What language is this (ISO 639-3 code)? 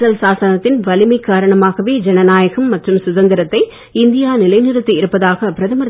tam